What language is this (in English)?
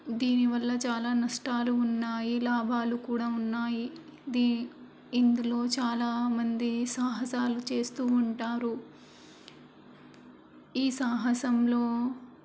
Telugu